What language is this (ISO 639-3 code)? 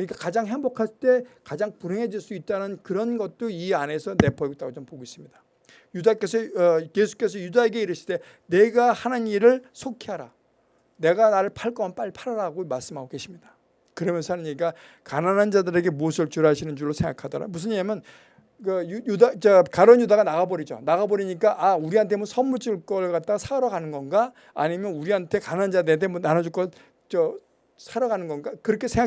kor